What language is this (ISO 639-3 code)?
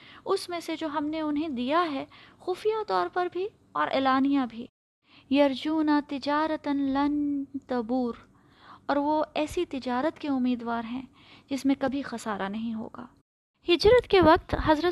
urd